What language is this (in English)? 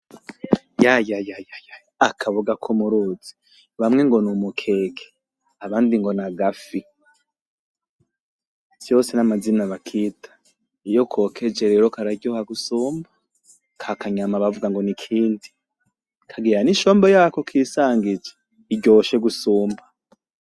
Rundi